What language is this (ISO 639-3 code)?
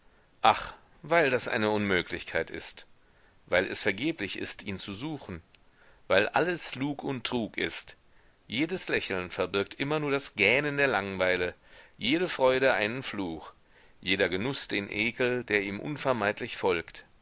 deu